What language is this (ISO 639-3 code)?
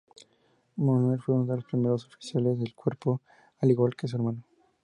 spa